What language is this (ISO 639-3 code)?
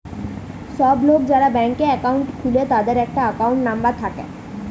ben